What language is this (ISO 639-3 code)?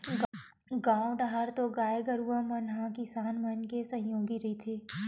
hne